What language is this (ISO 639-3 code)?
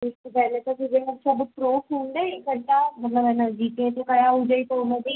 snd